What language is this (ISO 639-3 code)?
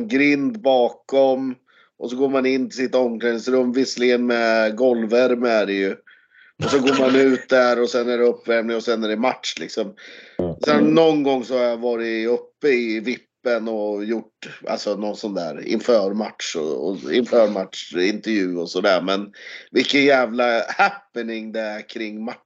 swe